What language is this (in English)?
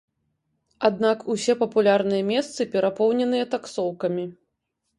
Belarusian